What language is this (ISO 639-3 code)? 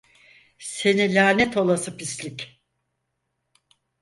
tur